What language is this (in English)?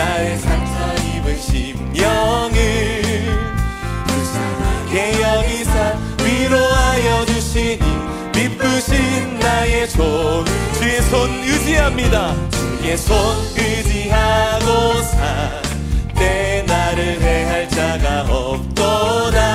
Korean